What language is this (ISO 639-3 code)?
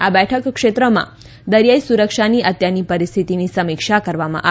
guj